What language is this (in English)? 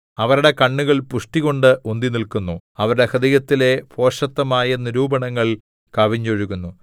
Malayalam